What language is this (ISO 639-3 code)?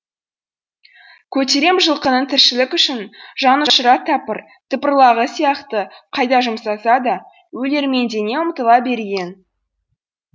kaz